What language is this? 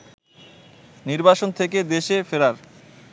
Bangla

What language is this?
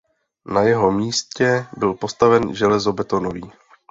Czech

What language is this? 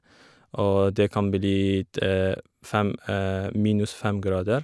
Norwegian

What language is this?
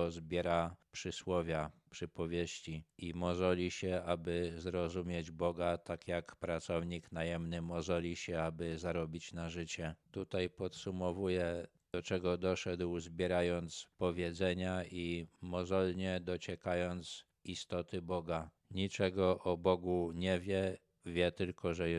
Polish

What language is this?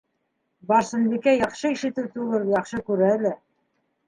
Bashkir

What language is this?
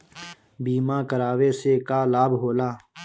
Bhojpuri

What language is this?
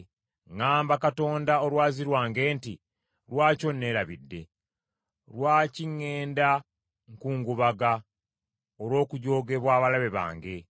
Ganda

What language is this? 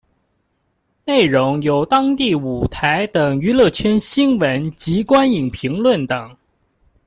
Chinese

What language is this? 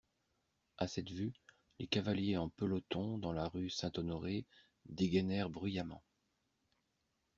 French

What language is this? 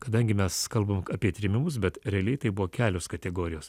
Lithuanian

